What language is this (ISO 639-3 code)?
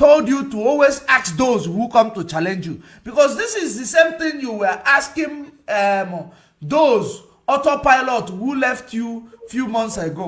eng